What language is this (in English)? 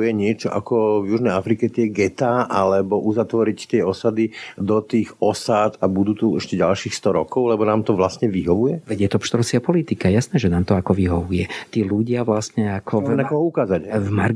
Slovak